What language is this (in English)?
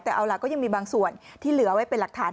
Thai